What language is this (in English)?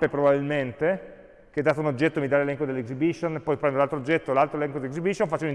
Italian